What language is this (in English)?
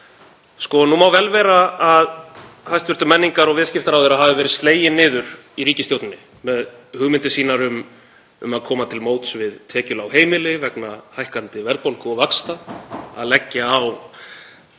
Icelandic